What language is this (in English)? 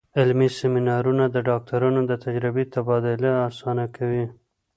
Pashto